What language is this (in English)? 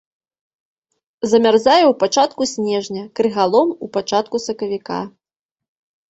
Belarusian